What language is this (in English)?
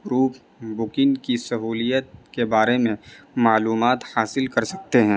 Urdu